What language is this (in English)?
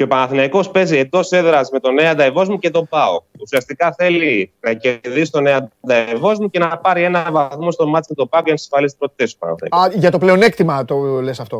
Greek